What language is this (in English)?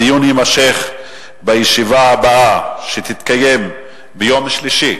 Hebrew